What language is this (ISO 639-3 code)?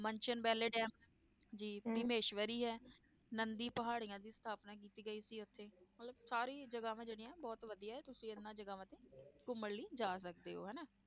pan